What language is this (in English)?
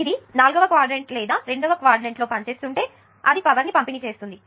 Telugu